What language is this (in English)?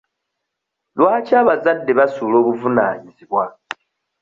Ganda